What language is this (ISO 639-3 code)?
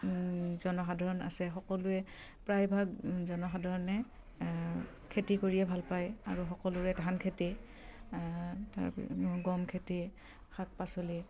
asm